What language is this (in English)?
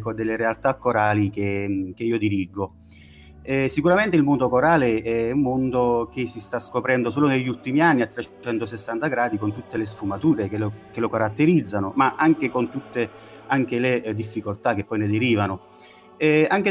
Italian